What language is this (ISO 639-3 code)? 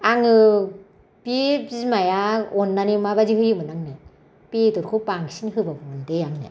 brx